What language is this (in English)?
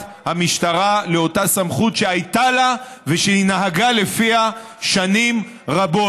Hebrew